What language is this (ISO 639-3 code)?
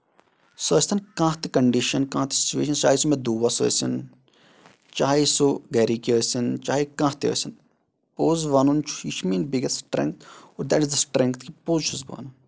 kas